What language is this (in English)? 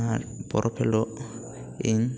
Santali